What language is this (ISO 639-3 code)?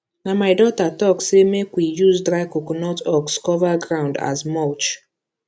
pcm